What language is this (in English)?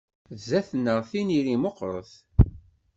Kabyle